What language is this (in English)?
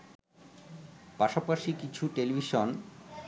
Bangla